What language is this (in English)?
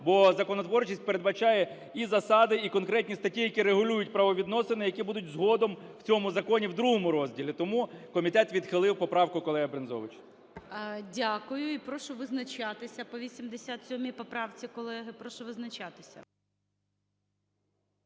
Ukrainian